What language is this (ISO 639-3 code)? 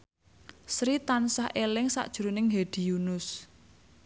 jav